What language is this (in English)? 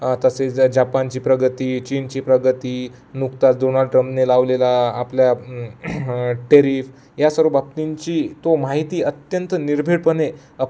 Marathi